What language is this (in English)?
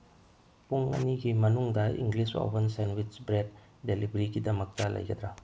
Manipuri